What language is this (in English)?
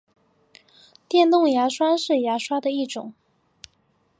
Chinese